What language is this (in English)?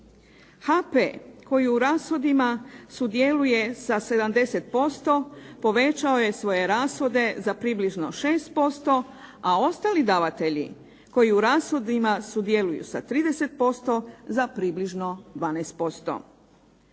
Croatian